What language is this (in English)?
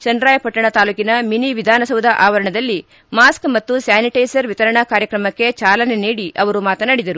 Kannada